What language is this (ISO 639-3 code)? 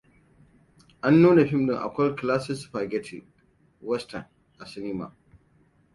hau